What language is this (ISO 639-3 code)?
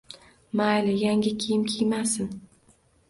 uzb